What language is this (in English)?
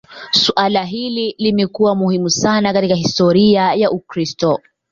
Swahili